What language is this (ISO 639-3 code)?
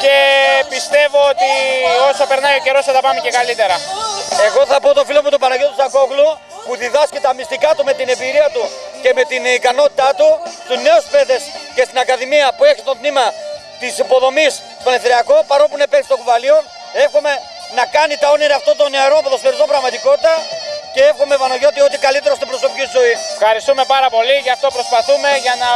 ell